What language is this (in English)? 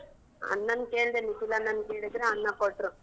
Kannada